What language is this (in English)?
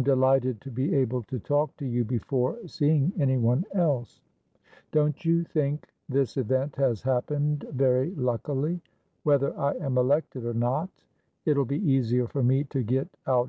English